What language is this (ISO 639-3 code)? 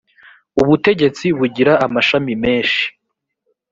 kin